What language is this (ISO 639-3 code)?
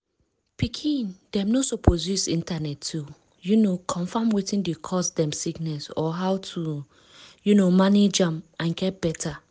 pcm